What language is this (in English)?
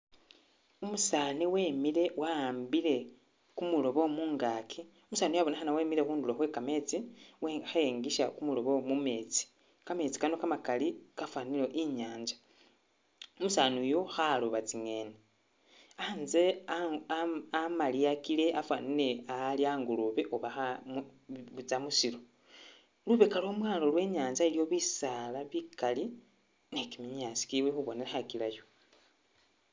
Masaaba